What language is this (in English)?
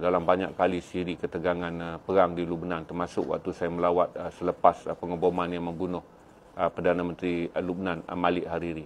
Malay